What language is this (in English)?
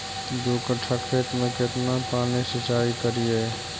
Magahi